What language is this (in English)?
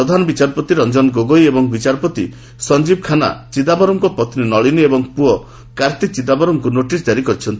Odia